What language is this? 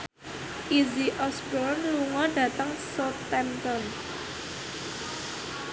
Javanese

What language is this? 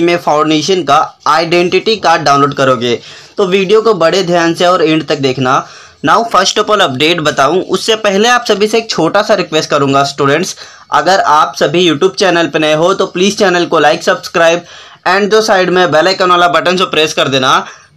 Hindi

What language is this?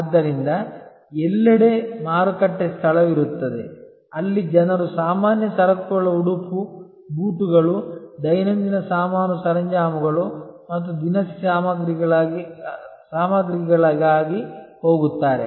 Kannada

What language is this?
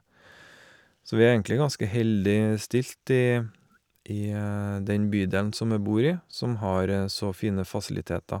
Norwegian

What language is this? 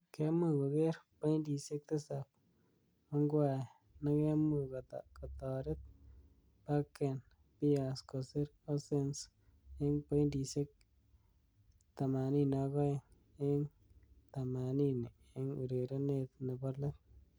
Kalenjin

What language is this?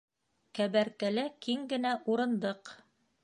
Bashkir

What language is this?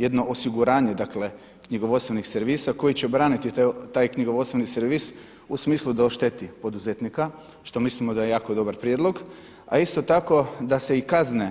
Croatian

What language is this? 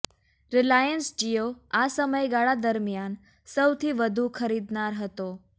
Gujarati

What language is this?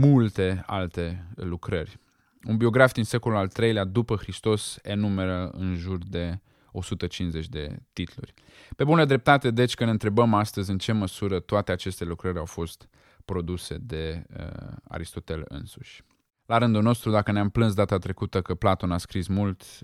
Romanian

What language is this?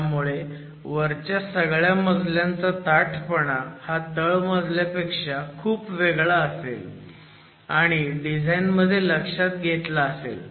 Marathi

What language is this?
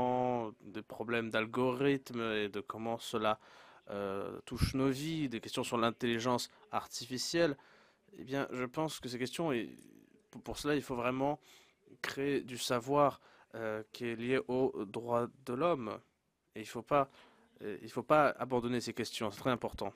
French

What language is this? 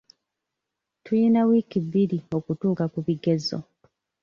Ganda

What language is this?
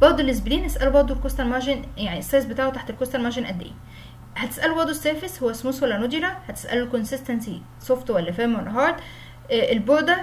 Arabic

